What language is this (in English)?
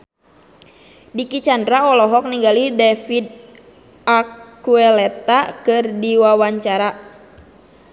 Sundanese